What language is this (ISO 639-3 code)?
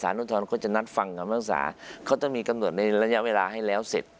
tha